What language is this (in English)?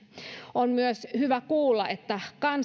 Finnish